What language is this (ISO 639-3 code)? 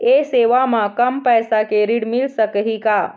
hne